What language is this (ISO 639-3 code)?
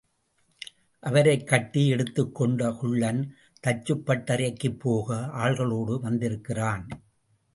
tam